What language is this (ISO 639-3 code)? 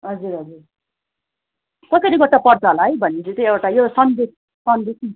nep